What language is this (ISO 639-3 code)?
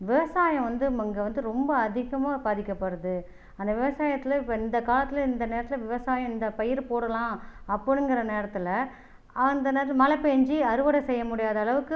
tam